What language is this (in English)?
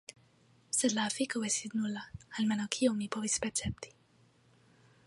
Esperanto